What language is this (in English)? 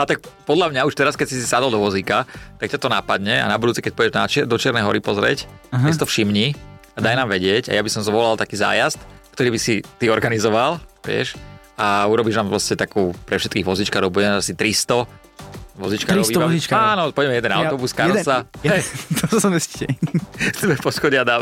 Slovak